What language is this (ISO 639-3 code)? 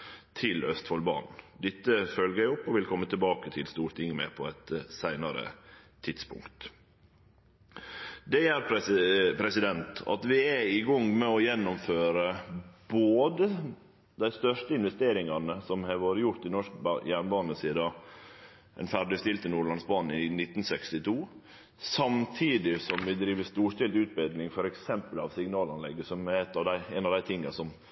nno